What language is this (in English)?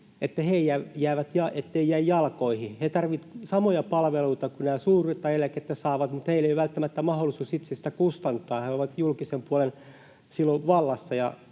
Finnish